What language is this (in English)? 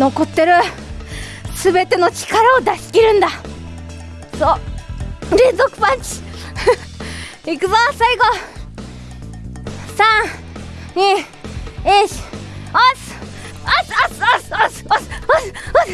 Japanese